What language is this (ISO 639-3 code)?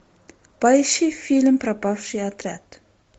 rus